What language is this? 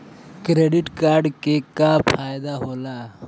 Bhojpuri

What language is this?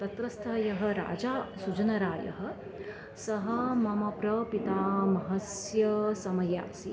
Sanskrit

